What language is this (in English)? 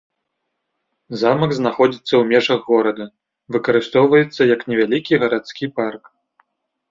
Belarusian